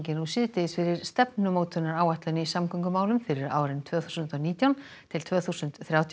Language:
Icelandic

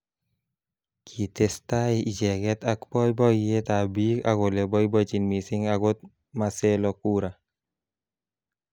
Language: Kalenjin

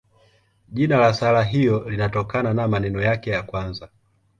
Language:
Swahili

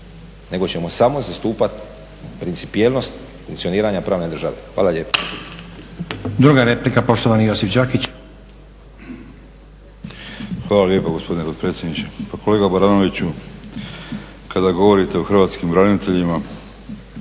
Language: Croatian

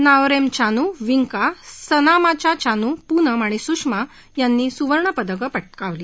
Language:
Marathi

